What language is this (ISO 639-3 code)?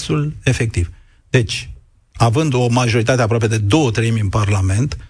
ron